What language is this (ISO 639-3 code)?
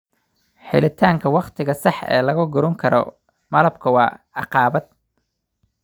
som